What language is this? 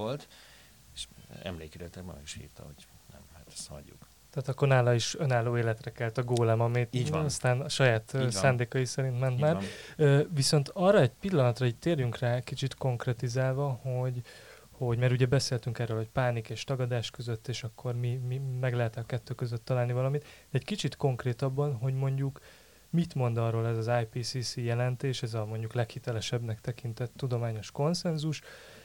Hungarian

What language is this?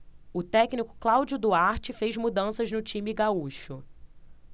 Portuguese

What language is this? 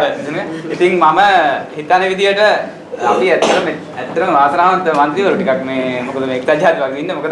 Sinhala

